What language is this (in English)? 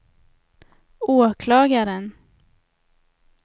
Swedish